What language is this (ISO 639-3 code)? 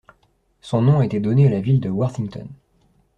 fra